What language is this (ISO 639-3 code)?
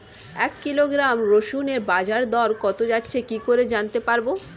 ben